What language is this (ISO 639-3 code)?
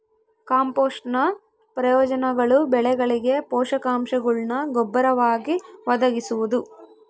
kan